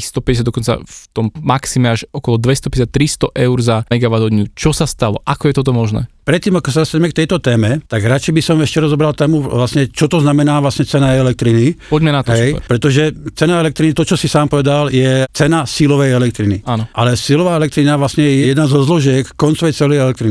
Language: Slovak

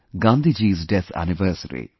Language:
English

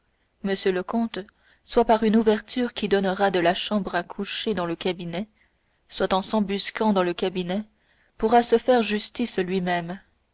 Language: French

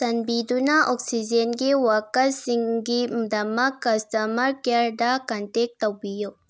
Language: Manipuri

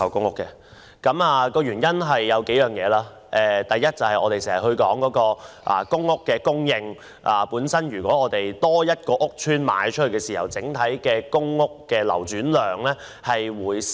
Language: Cantonese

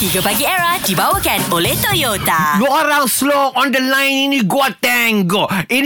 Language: Malay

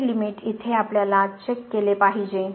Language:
Marathi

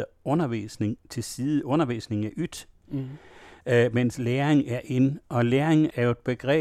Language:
Danish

